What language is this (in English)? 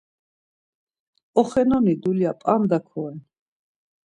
Laz